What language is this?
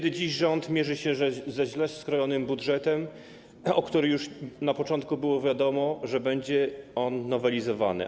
Polish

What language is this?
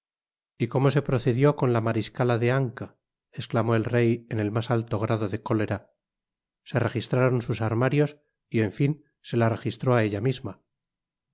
Spanish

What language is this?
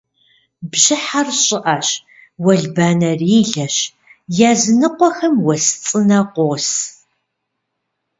Kabardian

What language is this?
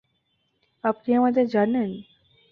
Bangla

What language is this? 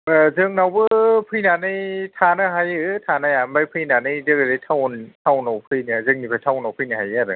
Bodo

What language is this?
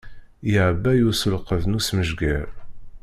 Kabyle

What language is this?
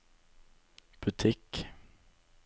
Norwegian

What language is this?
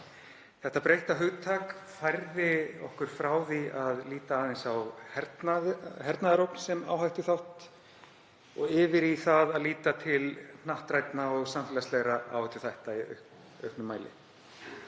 Icelandic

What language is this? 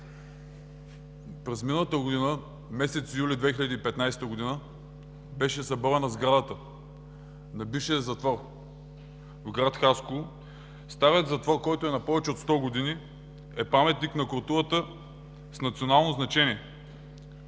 Bulgarian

